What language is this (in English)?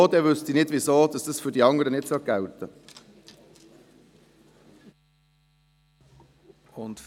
Swiss German